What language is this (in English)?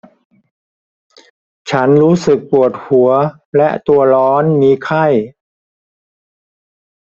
Thai